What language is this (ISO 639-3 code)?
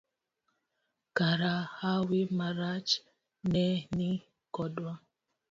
luo